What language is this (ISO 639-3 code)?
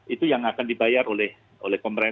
ind